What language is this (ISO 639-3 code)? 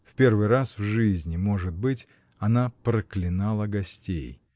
rus